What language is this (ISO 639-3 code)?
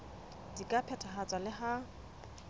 sot